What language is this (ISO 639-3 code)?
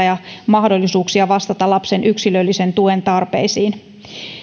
fin